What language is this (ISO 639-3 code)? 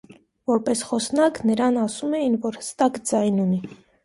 hye